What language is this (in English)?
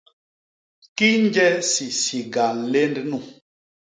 Basaa